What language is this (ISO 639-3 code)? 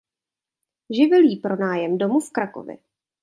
ces